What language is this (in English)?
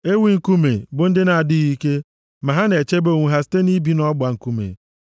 Igbo